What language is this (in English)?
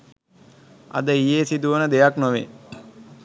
Sinhala